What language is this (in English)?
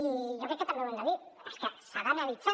Catalan